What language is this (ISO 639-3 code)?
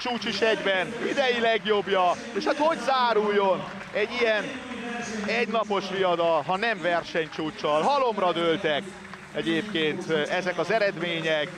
hun